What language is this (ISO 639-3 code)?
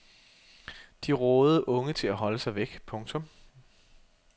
dan